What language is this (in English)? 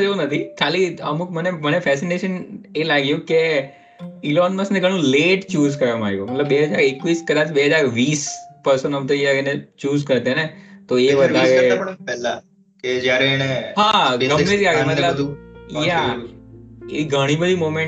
Gujarati